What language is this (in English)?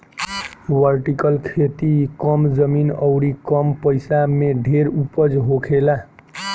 Bhojpuri